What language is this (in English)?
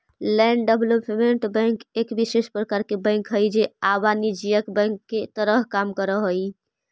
Magahi